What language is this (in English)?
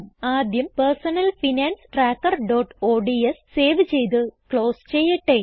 Malayalam